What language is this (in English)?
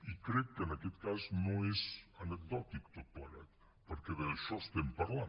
Catalan